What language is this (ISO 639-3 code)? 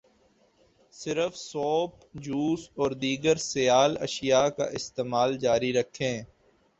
urd